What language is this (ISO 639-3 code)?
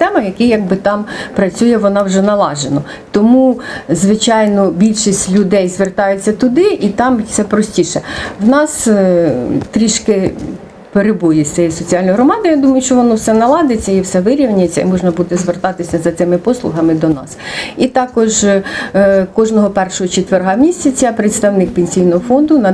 ukr